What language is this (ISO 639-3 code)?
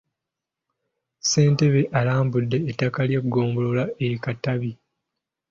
lug